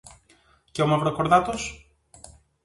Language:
Greek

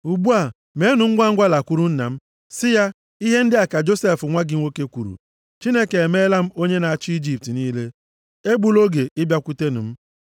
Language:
Igbo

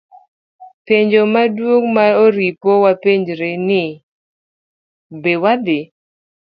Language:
Luo (Kenya and Tanzania)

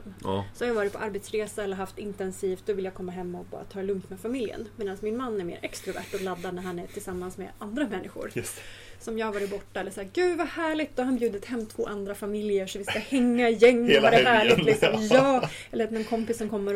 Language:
Swedish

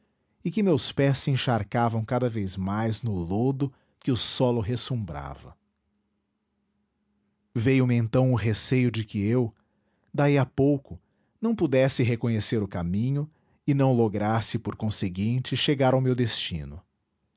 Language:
Portuguese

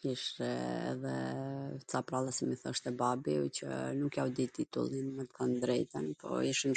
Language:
Gheg Albanian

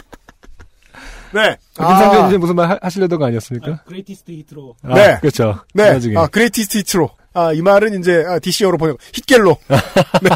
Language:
Korean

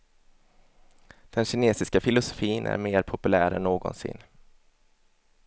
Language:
Swedish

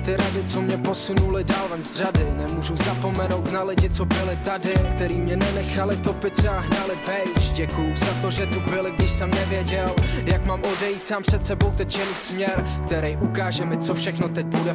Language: Czech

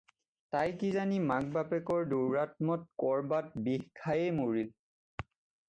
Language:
Assamese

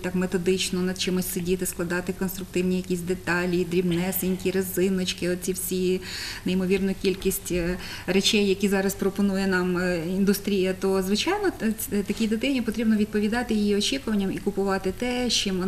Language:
Ukrainian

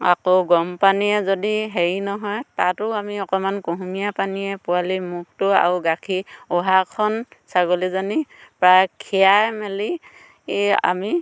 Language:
Assamese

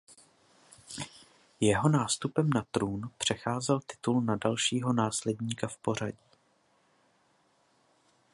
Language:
Czech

